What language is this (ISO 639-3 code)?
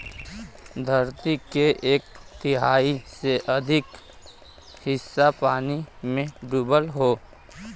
bho